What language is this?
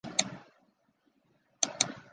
Chinese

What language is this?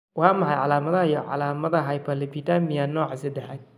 Somali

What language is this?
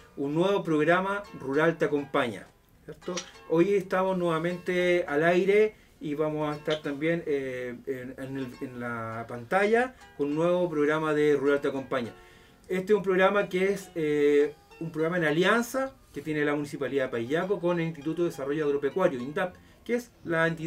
Spanish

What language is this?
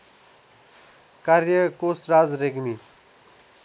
Nepali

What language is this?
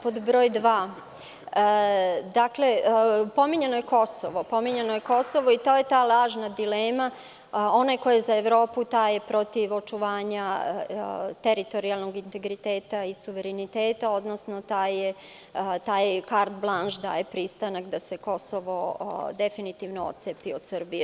Serbian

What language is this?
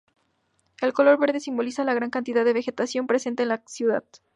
Spanish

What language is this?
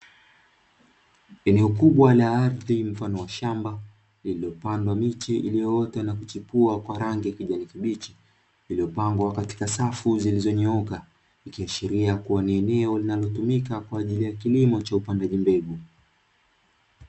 Swahili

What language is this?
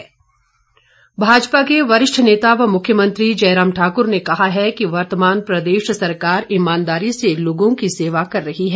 Hindi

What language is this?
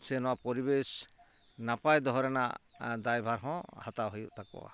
Santali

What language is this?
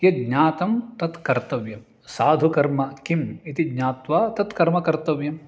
Sanskrit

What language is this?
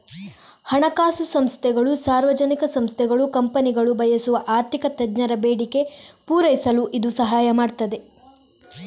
Kannada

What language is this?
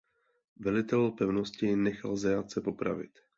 Czech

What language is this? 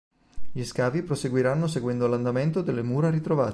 Italian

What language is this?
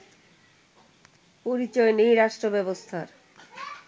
Bangla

